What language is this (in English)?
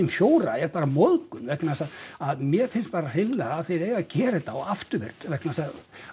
Icelandic